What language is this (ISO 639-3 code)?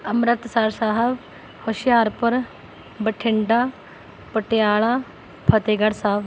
pan